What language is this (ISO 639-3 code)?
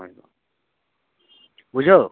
sat